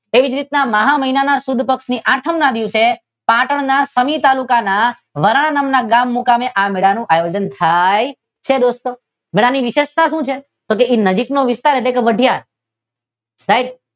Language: Gujarati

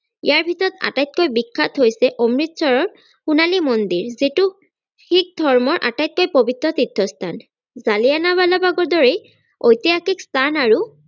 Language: Assamese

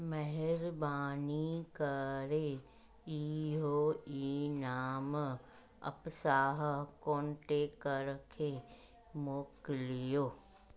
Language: Sindhi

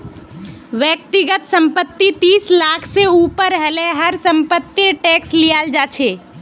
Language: Magahi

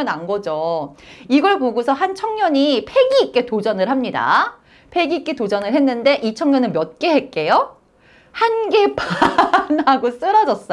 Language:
Korean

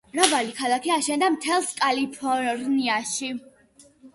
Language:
Georgian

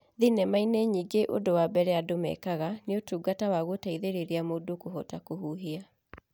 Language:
Kikuyu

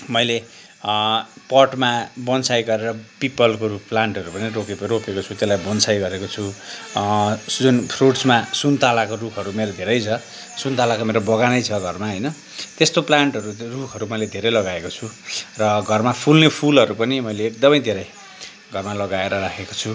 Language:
Nepali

